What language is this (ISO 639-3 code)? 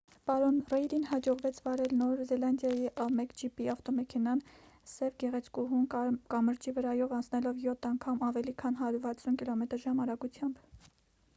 hye